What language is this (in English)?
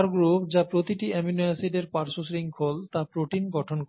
Bangla